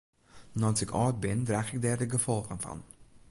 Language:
Western Frisian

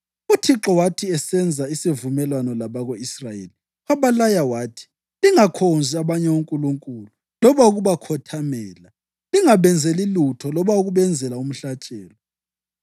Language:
North Ndebele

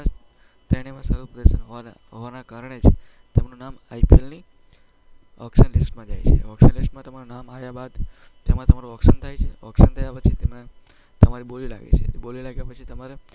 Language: Gujarati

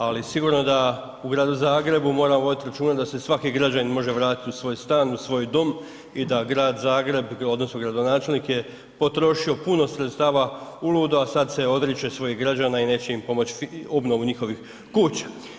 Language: Croatian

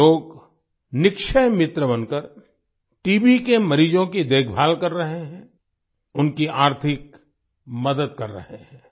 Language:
Hindi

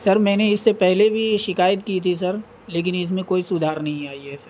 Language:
Urdu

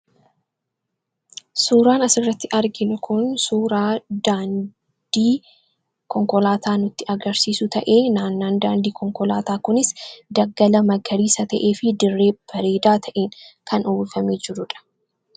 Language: Oromo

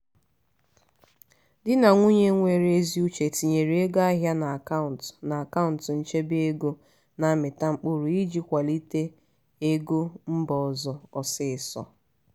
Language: Igbo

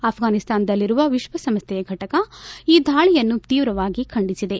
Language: Kannada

